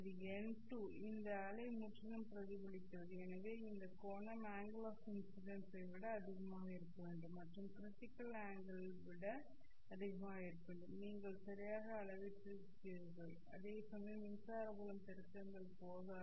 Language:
Tamil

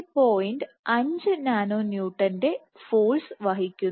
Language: Malayalam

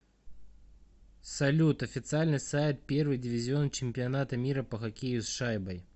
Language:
Russian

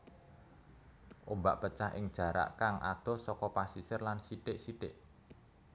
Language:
Javanese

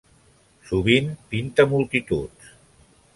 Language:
Catalan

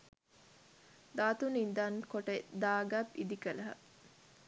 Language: Sinhala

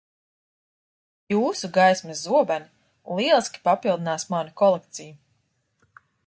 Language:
Latvian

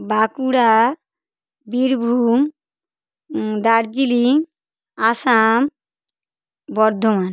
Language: Bangla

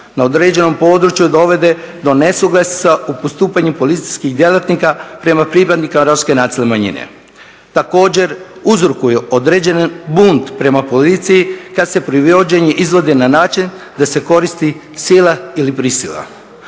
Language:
Croatian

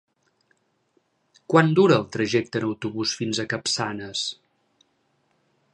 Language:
Catalan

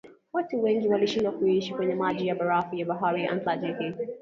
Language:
Swahili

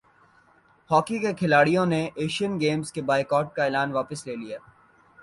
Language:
Urdu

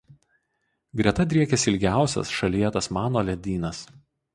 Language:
Lithuanian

